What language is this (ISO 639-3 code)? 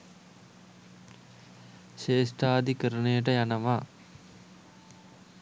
sin